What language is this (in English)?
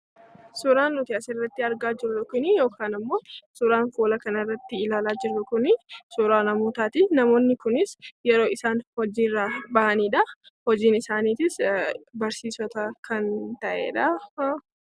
Oromo